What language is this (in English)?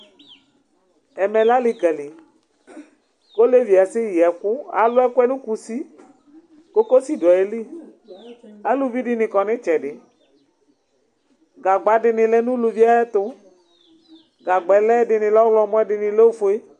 Ikposo